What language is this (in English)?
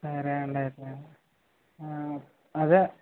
Telugu